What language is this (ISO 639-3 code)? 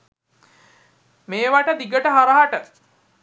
sin